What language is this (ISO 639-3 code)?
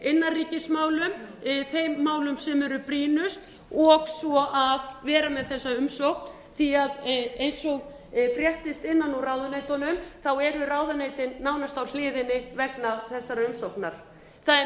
isl